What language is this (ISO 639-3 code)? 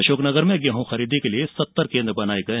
hin